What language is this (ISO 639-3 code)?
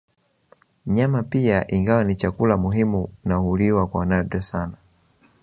swa